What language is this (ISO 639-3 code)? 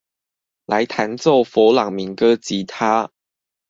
zho